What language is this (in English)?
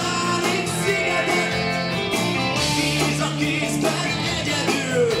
Hungarian